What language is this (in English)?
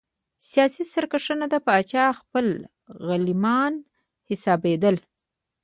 Pashto